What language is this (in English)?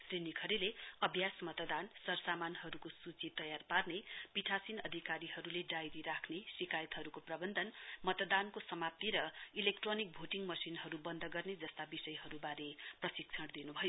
Nepali